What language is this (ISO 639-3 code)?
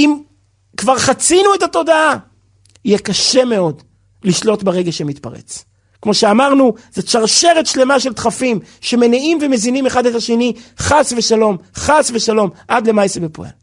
heb